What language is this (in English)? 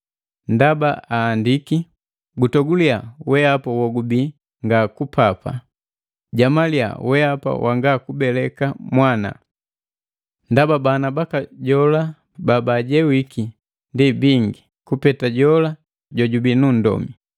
Matengo